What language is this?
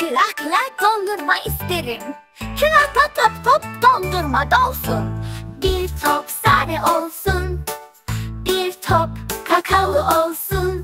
Turkish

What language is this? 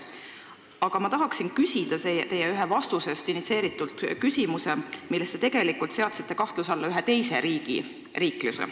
Estonian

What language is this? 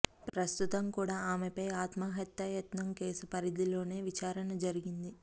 Telugu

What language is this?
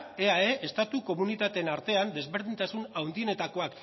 Basque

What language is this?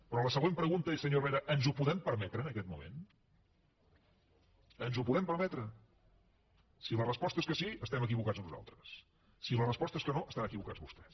Catalan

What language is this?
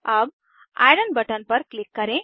Hindi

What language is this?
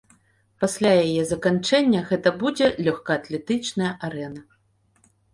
Belarusian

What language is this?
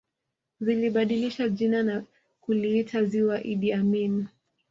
Swahili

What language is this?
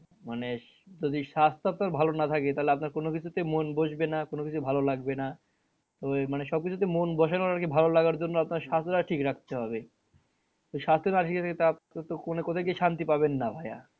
Bangla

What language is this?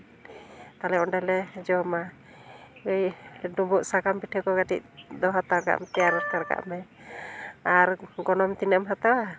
Santali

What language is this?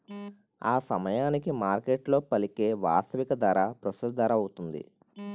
Telugu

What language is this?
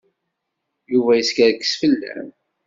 Kabyle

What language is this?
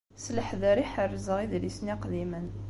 Kabyle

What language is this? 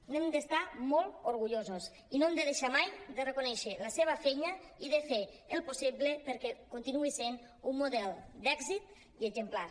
Catalan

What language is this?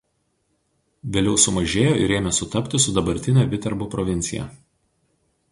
Lithuanian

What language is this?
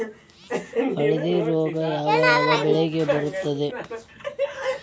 Kannada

